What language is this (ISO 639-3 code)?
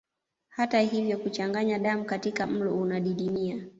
swa